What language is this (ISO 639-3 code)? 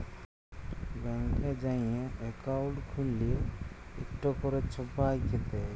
ben